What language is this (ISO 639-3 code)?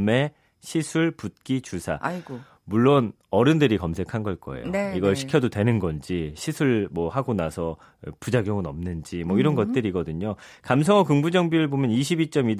kor